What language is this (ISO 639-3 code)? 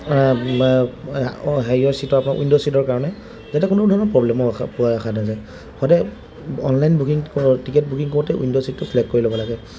asm